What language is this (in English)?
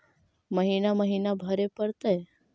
Magahi